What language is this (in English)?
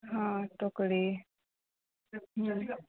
Maithili